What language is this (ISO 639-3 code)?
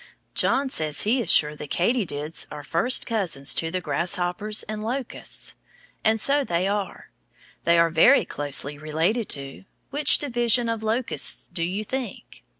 eng